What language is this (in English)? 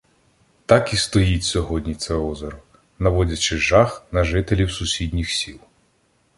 Ukrainian